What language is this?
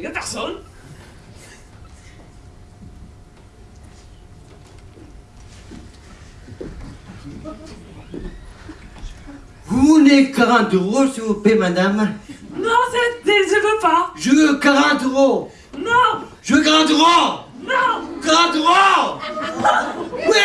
French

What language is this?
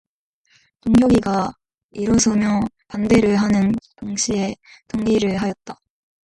Korean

